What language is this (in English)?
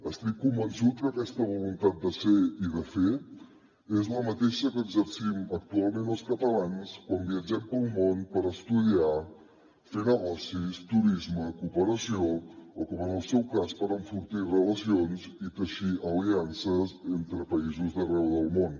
Catalan